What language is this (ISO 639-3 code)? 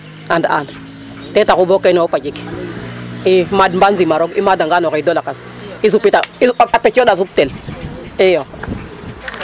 srr